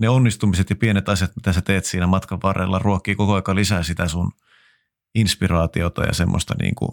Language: Finnish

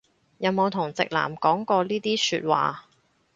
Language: Cantonese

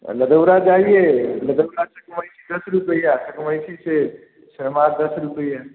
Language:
Hindi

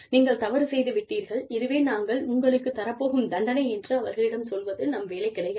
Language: Tamil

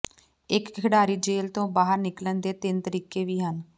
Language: Punjabi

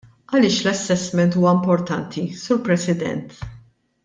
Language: Maltese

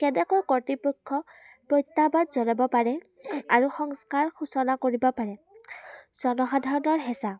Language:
Assamese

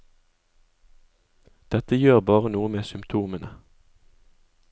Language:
Norwegian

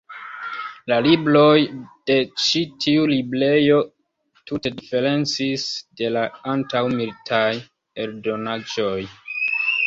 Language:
Esperanto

